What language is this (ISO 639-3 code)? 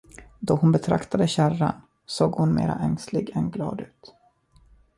swe